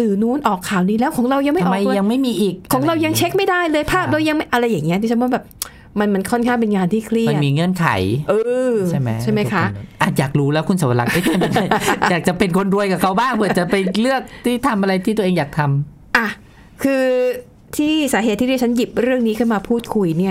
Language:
Thai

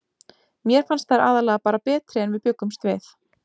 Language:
Icelandic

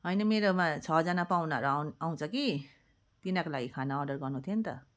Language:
Nepali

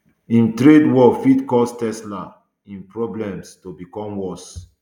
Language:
Nigerian Pidgin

